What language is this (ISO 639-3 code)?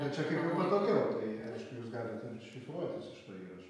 lit